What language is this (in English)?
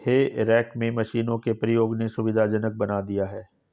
Hindi